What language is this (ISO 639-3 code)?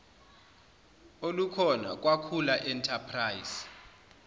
zul